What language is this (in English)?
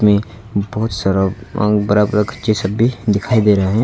Hindi